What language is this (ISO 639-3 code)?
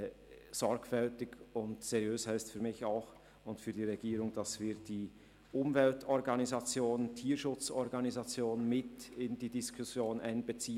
gsw